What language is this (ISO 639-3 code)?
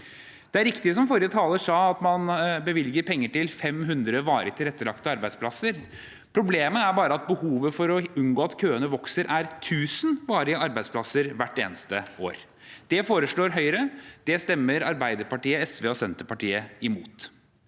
nor